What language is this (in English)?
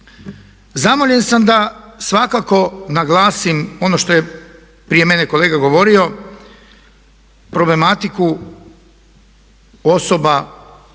Croatian